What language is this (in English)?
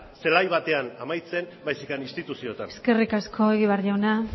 Basque